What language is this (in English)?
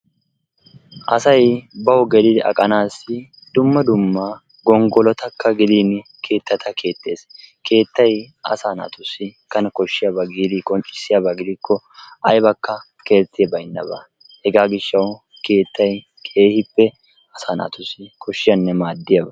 Wolaytta